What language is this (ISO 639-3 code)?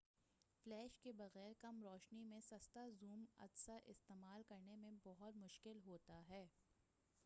urd